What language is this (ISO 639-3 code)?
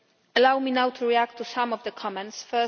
eng